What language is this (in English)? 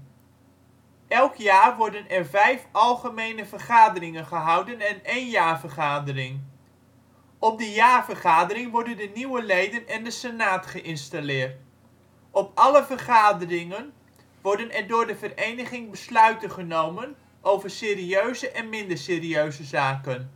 Dutch